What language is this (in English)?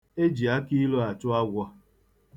Igbo